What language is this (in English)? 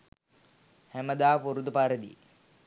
Sinhala